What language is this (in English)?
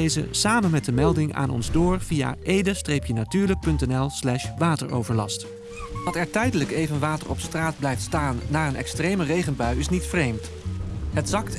Dutch